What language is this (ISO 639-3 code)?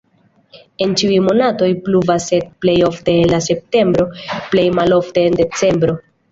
epo